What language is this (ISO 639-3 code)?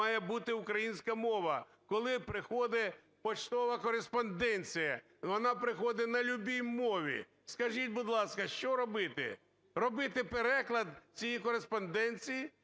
ukr